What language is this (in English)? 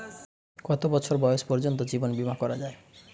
Bangla